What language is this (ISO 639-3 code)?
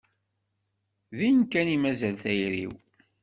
kab